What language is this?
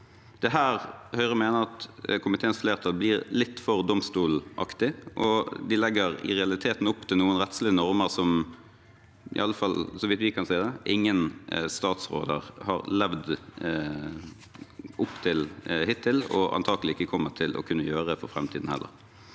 Norwegian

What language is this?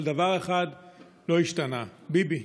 Hebrew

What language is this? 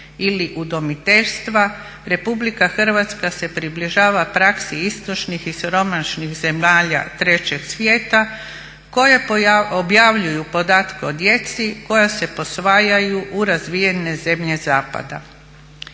Croatian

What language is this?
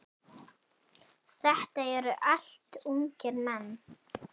Icelandic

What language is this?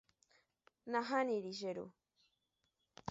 Guarani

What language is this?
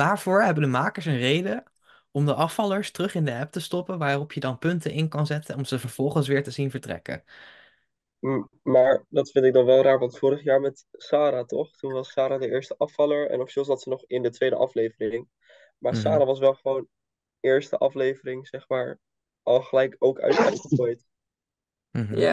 Dutch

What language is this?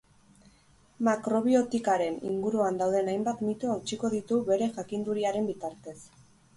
Basque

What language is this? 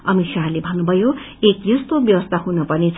Nepali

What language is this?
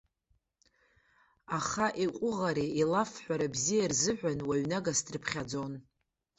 Abkhazian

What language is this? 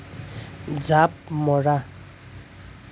Assamese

